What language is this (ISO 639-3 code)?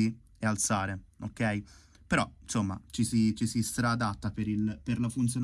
ita